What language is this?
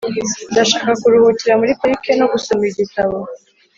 Kinyarwanda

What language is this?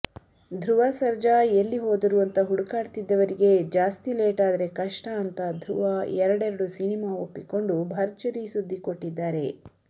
Kannada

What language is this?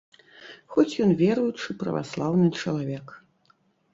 Belarusian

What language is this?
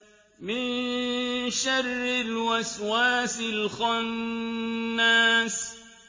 Arabic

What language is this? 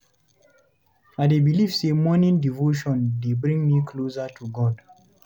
Nigerian Pidgin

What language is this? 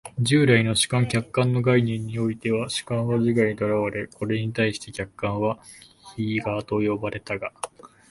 Japanese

